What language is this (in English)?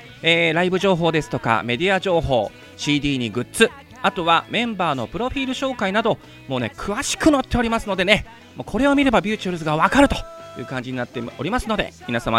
Japanese